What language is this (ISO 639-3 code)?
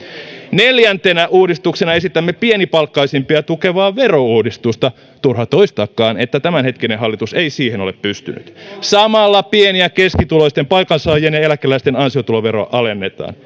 fin